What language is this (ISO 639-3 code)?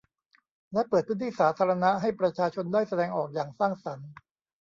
tha